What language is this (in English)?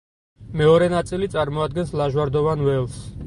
Georgian